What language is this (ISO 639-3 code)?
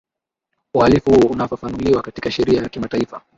swa